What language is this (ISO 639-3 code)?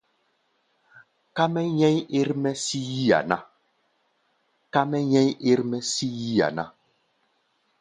gba